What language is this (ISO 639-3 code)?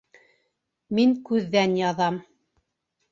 bak